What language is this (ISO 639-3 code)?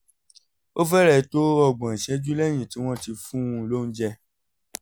yor